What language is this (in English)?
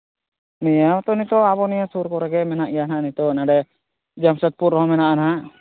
Santali